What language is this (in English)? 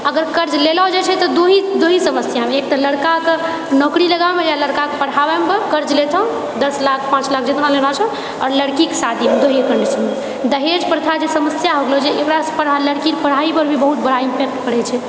Maithili